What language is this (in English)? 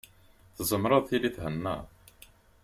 Kabyle